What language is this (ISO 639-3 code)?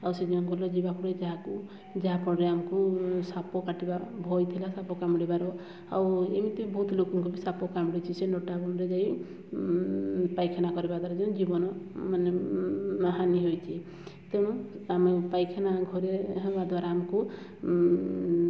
ori